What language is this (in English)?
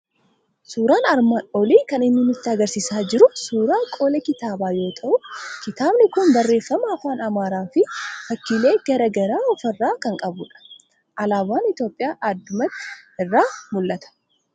Oromo